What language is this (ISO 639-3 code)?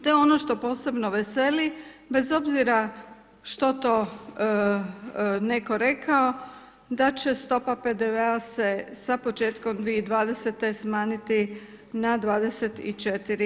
hrv